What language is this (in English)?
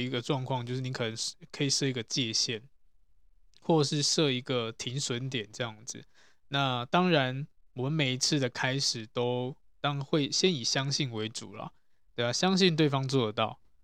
Chinese